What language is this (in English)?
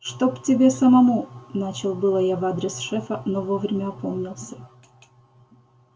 Russian